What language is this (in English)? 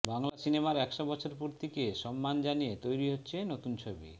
Bangla